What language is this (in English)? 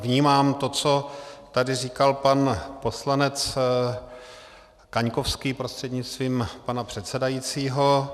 Czech